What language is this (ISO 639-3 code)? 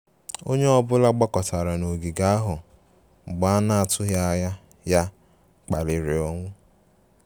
ibo